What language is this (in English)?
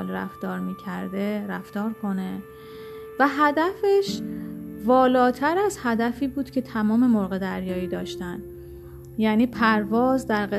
Persian